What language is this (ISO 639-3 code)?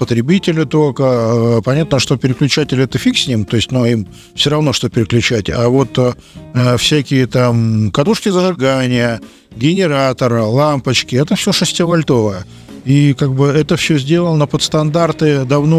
rus